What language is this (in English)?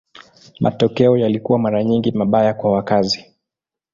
Swahili